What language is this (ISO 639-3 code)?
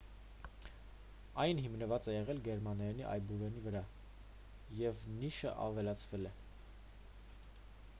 hye